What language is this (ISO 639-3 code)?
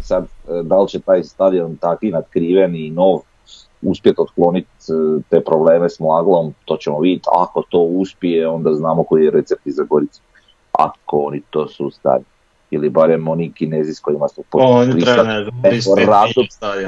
hrv